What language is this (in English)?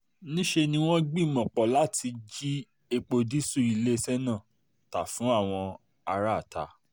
Yoruba